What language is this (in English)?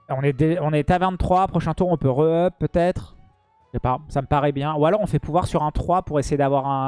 French